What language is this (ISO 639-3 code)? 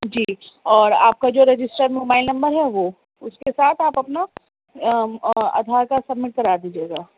urd